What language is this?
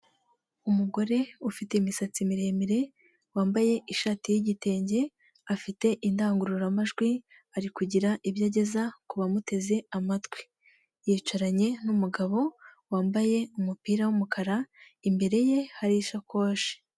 Kinyarwanda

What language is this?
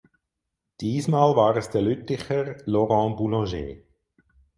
German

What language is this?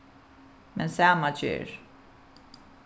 Faroese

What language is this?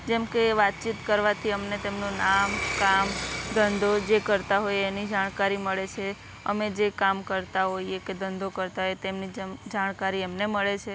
Gujarati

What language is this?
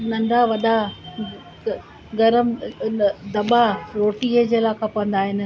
Sindhi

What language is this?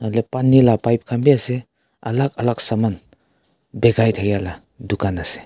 Naga Pidgin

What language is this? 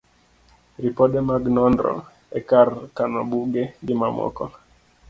Luo (Kenya and Tanzania)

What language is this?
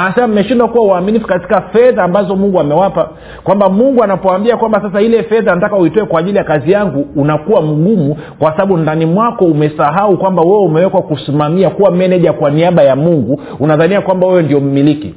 Swahili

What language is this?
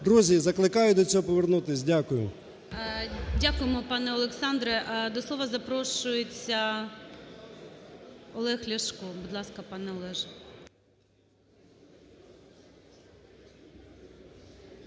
Ukrainian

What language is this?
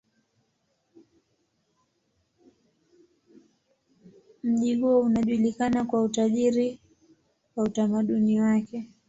Swahili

